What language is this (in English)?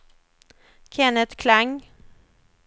Swedish